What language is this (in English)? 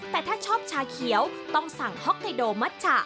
Thai